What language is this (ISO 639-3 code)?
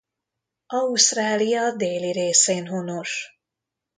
hun